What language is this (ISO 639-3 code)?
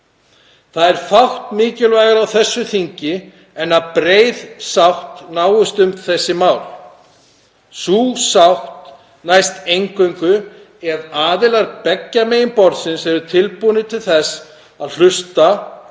isl